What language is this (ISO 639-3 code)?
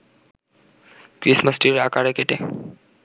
ben